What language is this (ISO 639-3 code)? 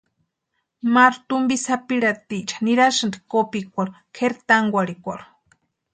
pua